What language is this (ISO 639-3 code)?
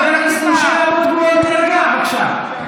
heb